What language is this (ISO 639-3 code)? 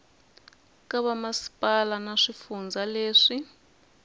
tso